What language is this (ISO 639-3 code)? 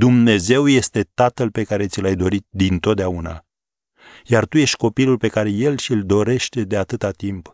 ron